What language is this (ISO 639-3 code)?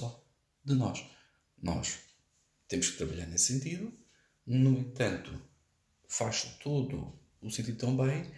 por